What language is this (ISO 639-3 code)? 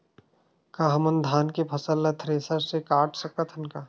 hne